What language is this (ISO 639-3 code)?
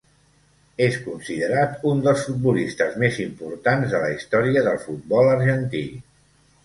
cat